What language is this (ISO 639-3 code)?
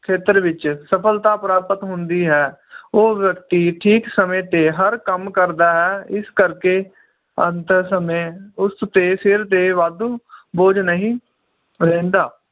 pan